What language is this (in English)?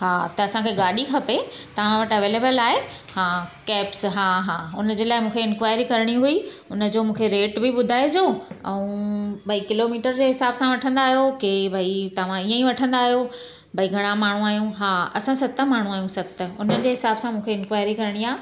Sindhi